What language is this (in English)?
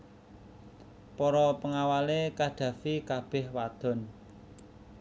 Javanese